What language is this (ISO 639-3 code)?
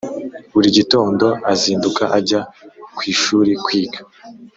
kin